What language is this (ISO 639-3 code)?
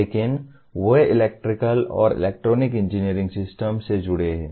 hin